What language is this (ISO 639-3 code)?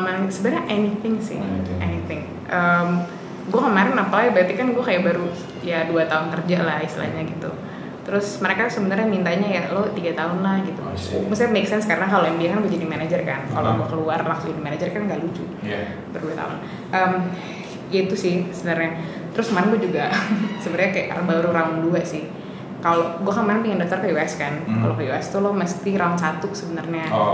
ind